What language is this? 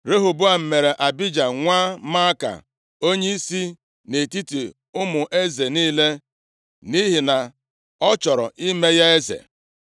Igbo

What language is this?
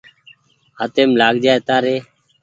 Goaria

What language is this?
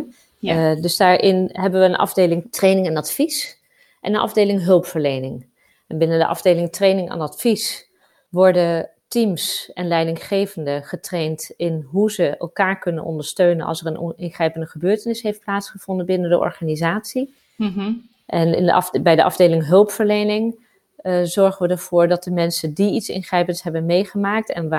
Dutch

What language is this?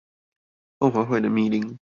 Chinese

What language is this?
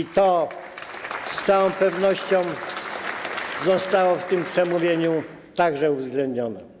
Polish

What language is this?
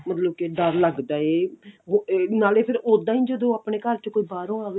Punjabi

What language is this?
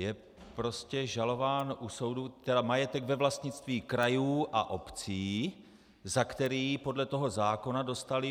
Czech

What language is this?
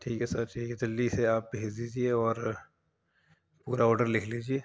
Urdu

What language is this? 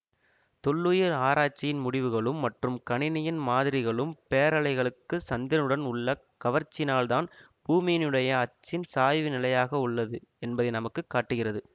Tamil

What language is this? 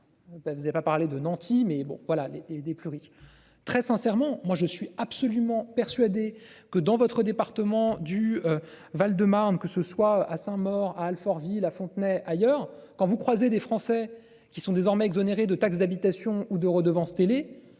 French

